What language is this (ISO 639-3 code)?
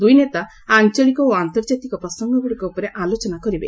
ori